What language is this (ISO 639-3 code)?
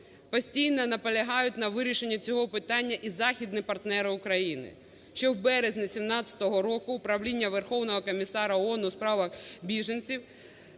ukr